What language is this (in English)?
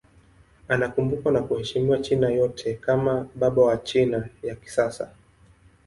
Swahili